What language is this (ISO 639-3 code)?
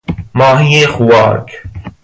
fas